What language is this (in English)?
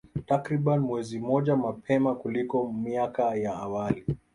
Swahili